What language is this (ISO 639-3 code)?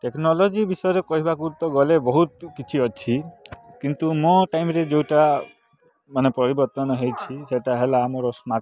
ori